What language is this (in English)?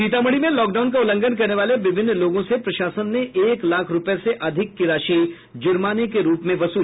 Hindi